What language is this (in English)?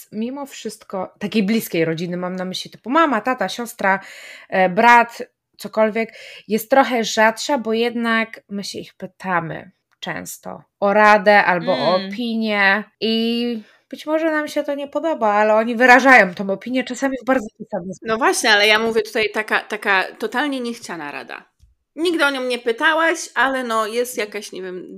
Polish